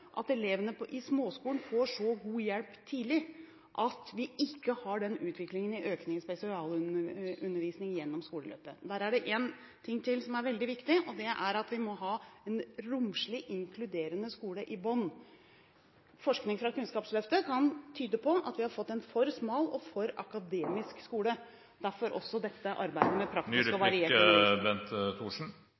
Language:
Norwegian Bokmål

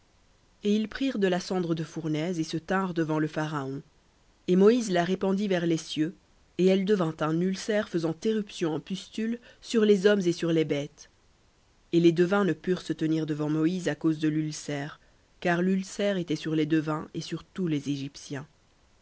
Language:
French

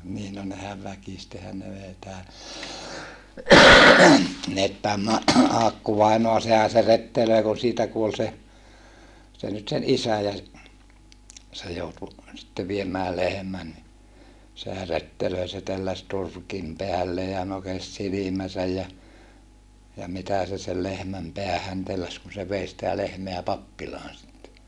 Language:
Finnish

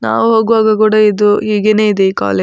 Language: Kannada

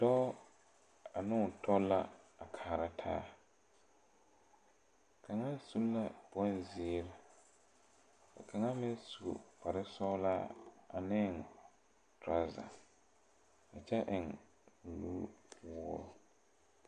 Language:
Southern Dagaare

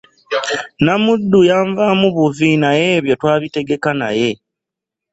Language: Ganda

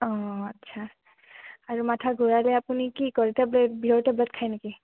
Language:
Assamese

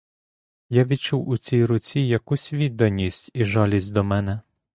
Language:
Ukrainian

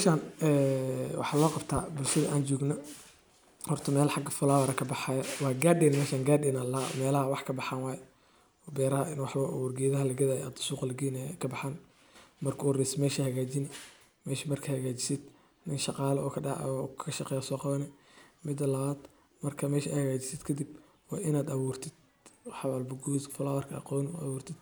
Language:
Somali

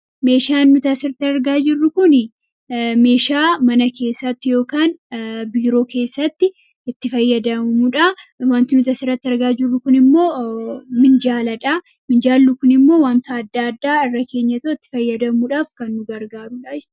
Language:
Oromo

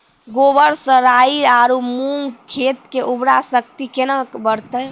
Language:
Maithili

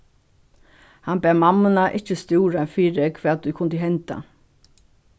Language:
Faroese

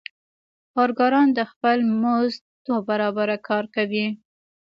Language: Pashto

